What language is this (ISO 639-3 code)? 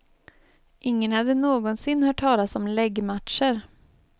swe